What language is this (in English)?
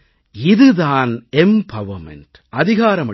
Tamil